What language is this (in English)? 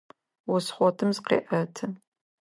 Adyghe